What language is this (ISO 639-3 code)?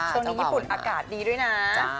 tha